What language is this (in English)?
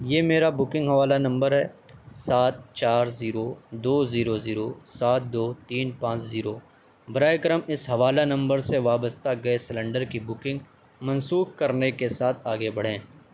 Urdu